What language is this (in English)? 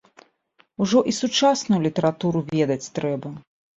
Belarusian